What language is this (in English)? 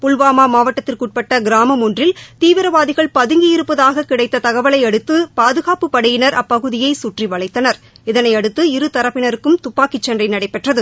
Tamil